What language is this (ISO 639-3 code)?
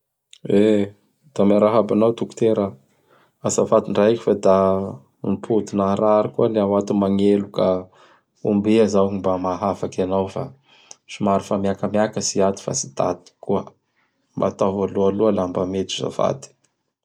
bhr